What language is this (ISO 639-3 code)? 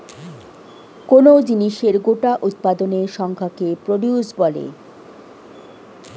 ben